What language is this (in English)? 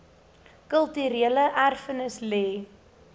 Afrikaans